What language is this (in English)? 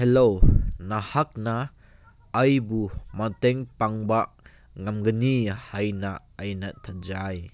Manipuri